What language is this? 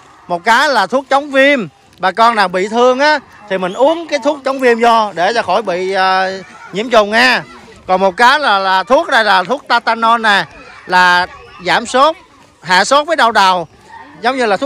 Vietnamese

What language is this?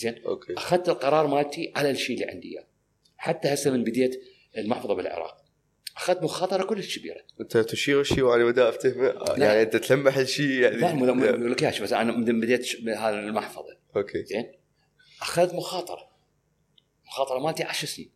Arabic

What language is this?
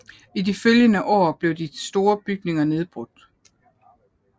Danish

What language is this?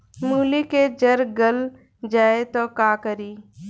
Bhojpuri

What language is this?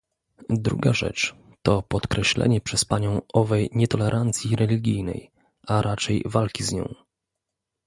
Polish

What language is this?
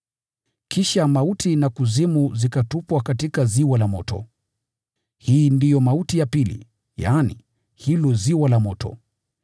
Swahili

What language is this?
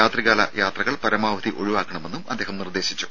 Malayalam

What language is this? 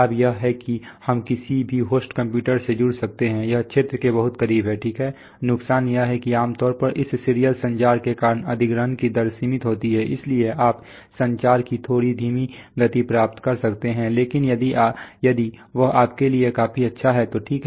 Hindi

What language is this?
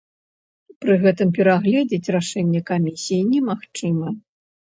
Belarusian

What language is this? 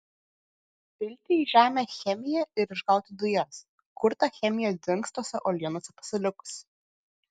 Lithuanian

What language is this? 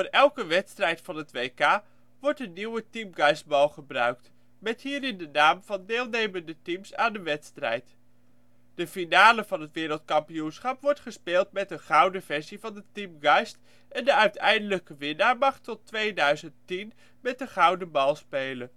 Dutch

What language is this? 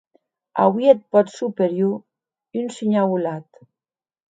Occitan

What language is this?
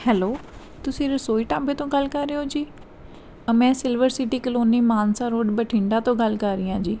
Punjabi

